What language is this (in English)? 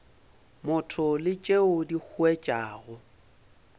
Northern Sotho